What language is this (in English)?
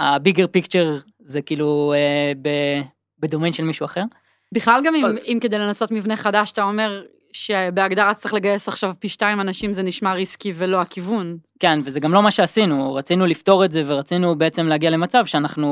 Hebrew